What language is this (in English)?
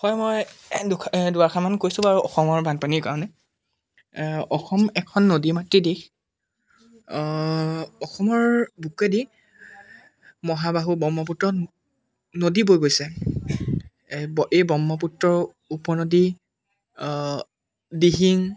Assamese